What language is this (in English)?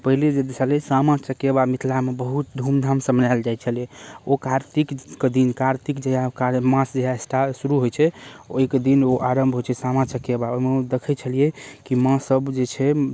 Maithili